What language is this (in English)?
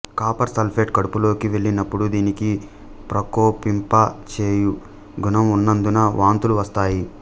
Telugu